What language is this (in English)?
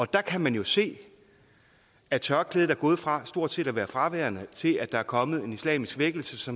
Danish